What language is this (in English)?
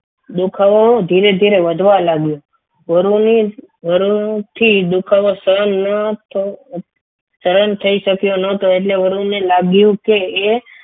Gujarati